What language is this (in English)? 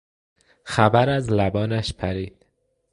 Persian